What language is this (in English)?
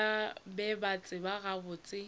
Northern Sotho